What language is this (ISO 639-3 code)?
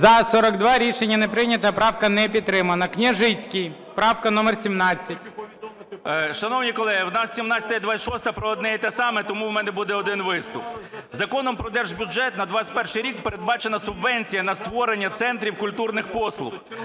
ukr